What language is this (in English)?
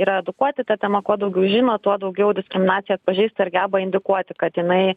Lithuanian